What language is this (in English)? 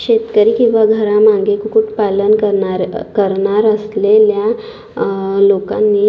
Marathi